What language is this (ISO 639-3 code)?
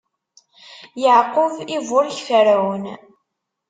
kab